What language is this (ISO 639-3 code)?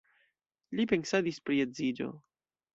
epo